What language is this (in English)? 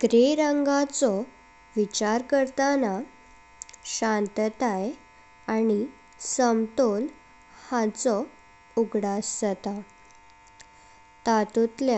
Konkani